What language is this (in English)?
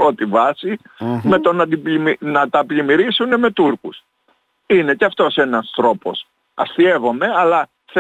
Greek